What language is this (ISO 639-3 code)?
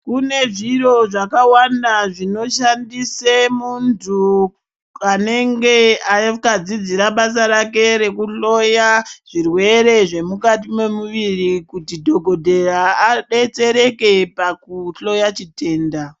ndc